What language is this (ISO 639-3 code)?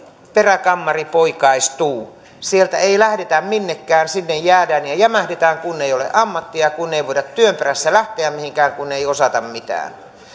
fin